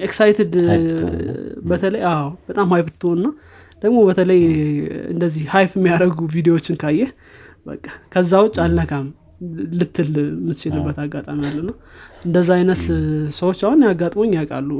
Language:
Amharic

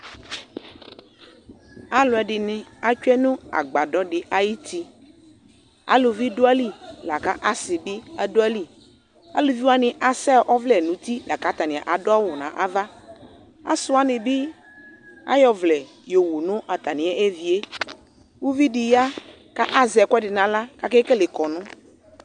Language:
Ikposo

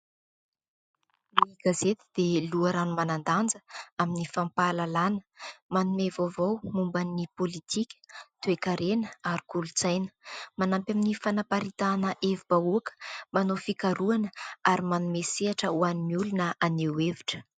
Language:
Malagasy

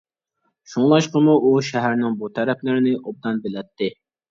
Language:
Uyghur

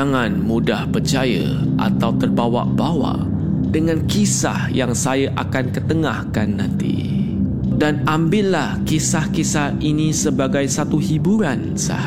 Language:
Malay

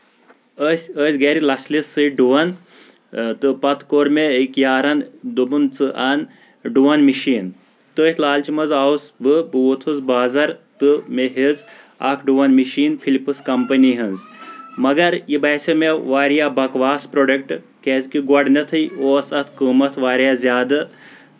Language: Kashmiri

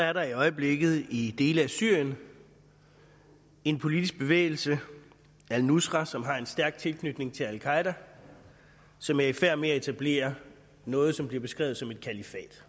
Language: Danish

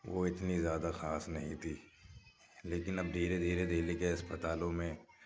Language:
Urdu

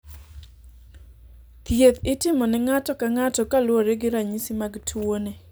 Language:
Luo (Kenya and Tanzania)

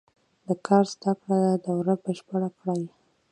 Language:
Pashto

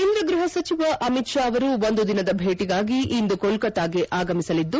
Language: Kannada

